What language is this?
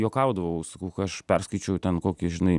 Lithuanian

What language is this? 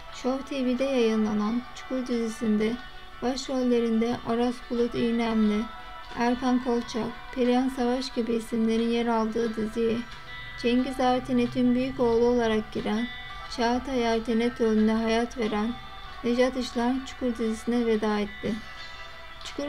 Turkish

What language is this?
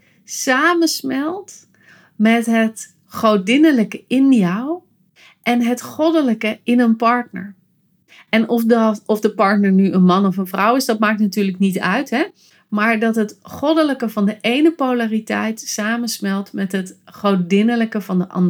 Dutch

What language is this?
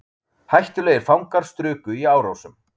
Icelandic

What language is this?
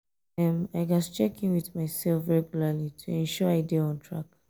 Nigerian Pidgin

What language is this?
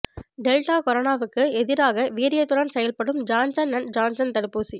Tamil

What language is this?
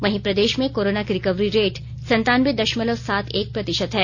Hindi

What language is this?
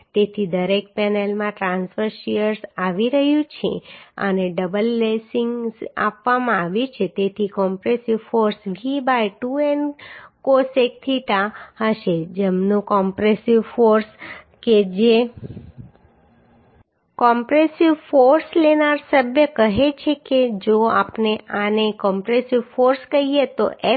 Gujarati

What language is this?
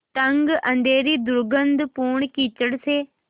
Hindi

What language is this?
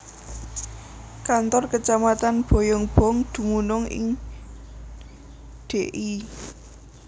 Javanese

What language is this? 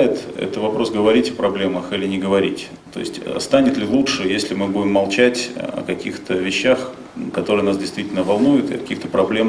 Russian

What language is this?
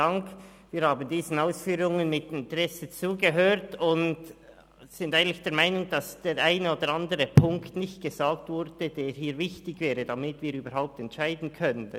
Swiss German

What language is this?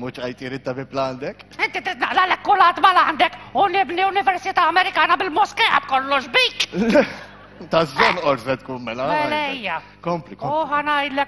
Hebrew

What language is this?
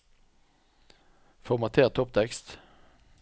Norwegian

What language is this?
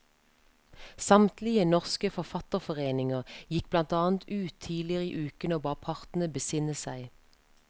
Norwegian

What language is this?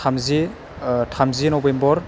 Bodo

